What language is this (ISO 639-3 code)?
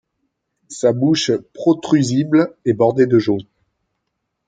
fra